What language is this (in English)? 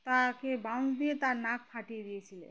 Bangla